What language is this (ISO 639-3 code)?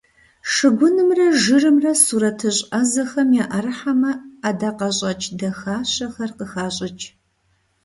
kbd